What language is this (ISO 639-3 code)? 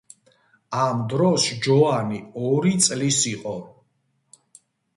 kat